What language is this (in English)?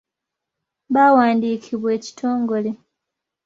Ganda